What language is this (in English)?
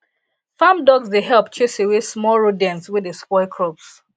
Nigerian Pidgin